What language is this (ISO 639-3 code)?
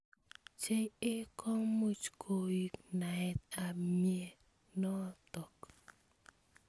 kln